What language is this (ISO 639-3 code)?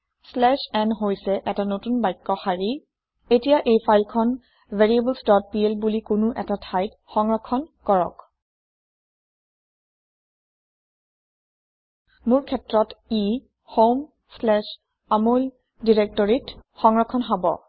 asm